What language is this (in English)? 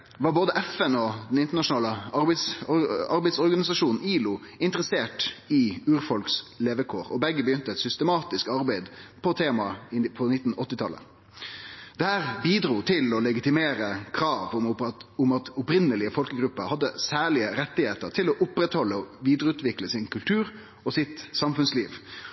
Norwegian Nynorsk